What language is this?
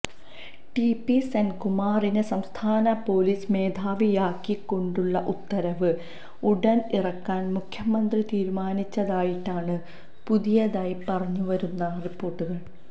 Malayalam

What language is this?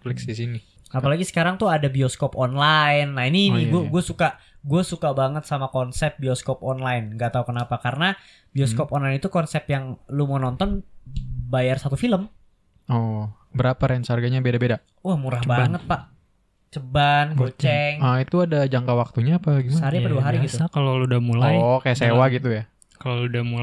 Indonesian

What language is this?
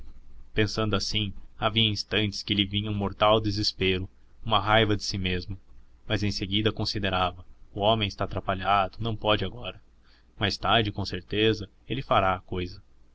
Portuguese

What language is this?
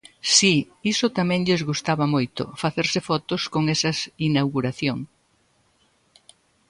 Galician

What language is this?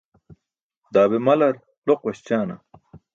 Burushaski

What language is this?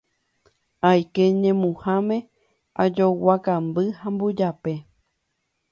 Guarani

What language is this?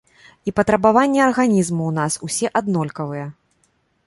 Belarusian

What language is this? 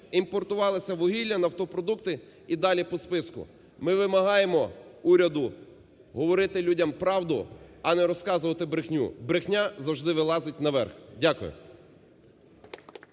Ukrainian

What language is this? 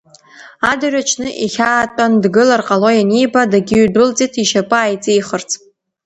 Abkhazian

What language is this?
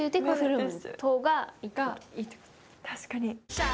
Japanese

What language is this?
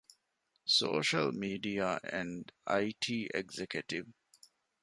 Divehi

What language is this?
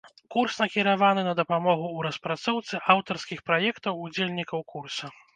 Belarusian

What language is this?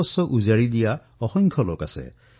Assamese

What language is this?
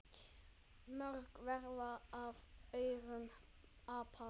Icelandic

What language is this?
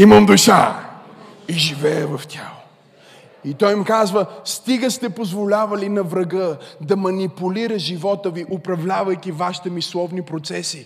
Bulgarian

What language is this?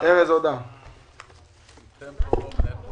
Hebrew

